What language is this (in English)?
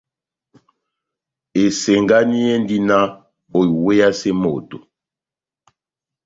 Batanga